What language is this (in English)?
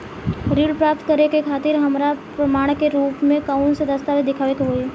Bhojpuri